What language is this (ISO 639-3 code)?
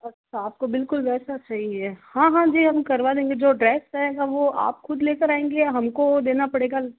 hin